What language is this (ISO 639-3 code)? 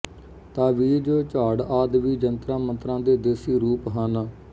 pan